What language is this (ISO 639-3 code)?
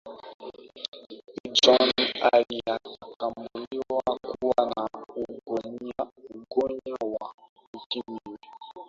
swa